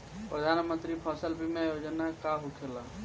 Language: Bhojpuri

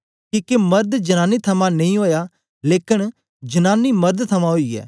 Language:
Dogri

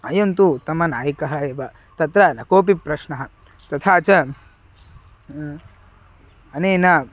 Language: Sanskrit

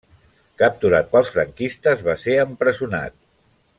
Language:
Catalan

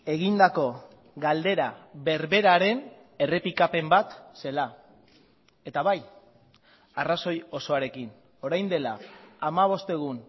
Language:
Basque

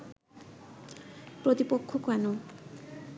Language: Bangla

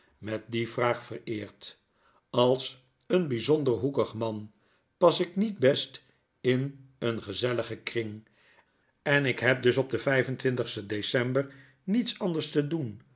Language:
Dutch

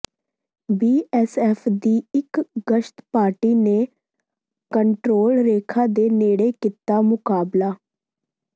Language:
Punjabi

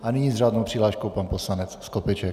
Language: Czech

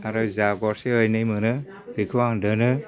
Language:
Bodo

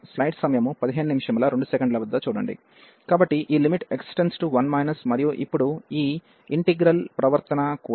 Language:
Telugu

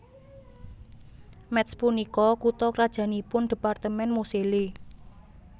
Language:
Javanese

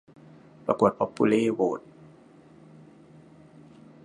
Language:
Thai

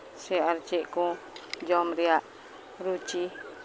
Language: Santali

